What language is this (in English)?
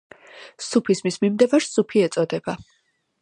Georgian